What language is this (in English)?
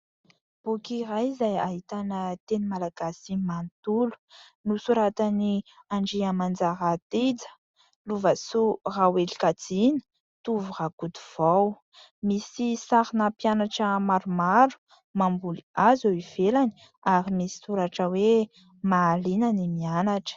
Malagasy